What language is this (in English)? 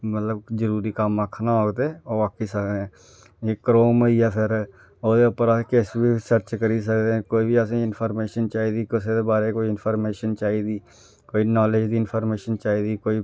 Dogri